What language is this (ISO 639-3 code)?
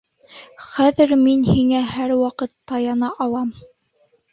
bak